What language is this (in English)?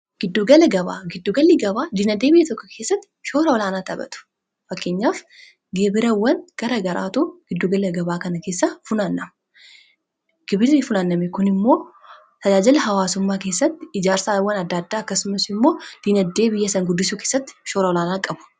Oromo